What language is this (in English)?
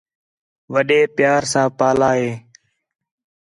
Khetrani